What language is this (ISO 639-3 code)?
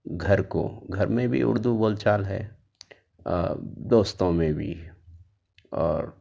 urd